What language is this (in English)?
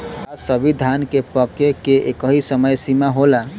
Bhojpuri